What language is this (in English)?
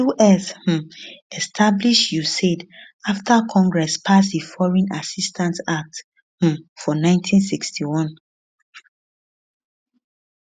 Nigerian Pidgin